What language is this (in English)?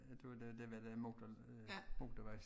Danish